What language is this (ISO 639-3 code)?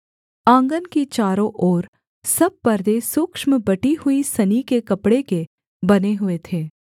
hin